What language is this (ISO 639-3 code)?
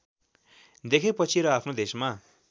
nep